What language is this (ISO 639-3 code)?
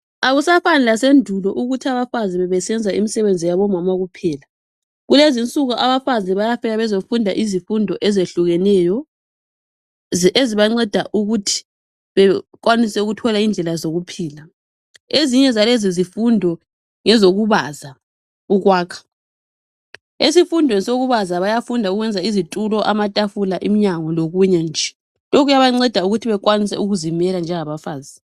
nde